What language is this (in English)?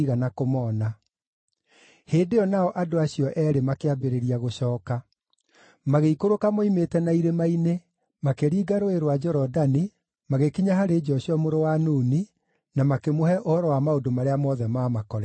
Kikuyu